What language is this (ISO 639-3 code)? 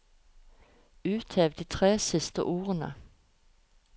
nor